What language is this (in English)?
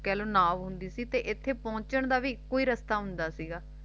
Punjabi